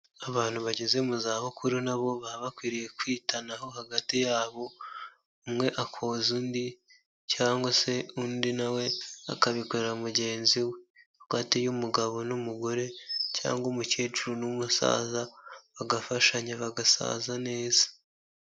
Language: Kinyarwanda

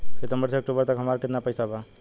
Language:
Bhojpuri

